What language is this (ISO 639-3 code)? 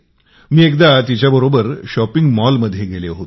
mar